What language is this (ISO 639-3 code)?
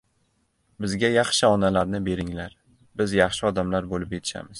uzb